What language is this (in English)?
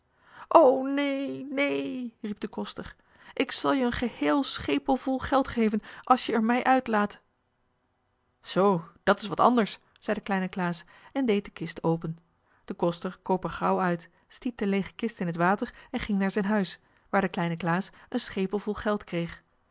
Dutch